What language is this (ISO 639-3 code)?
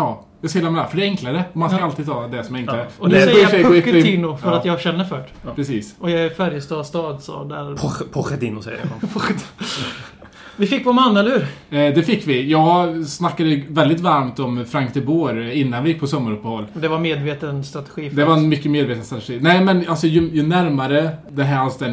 swe